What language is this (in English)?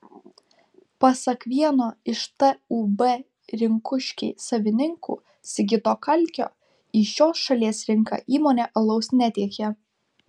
Lithuanian